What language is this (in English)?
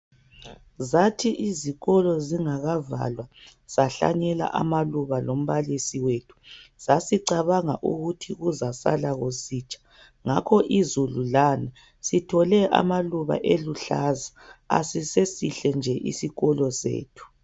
North Ndebele